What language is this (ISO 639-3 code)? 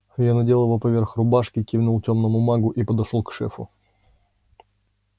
rus